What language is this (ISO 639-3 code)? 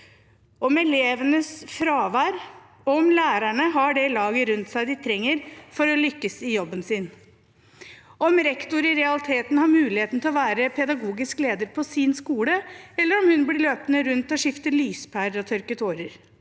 nor